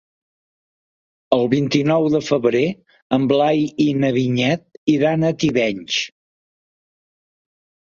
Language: Catalan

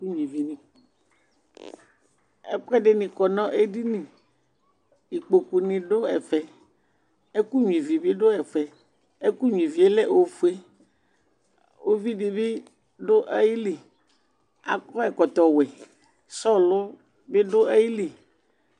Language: Ikposo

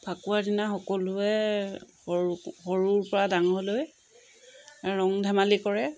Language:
Assamese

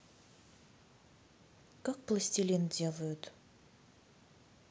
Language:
Russian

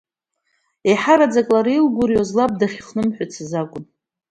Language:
Abkhazian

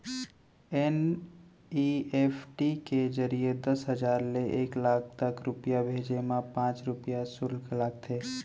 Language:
Chhattisgarhi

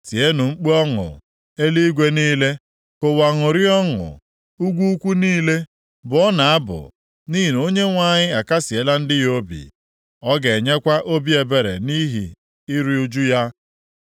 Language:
Igbo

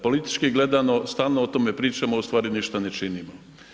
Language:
Croatian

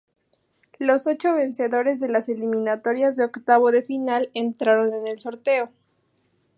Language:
Spanish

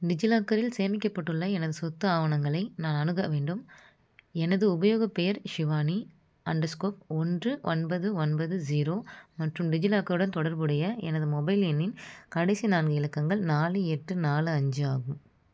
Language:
Tamil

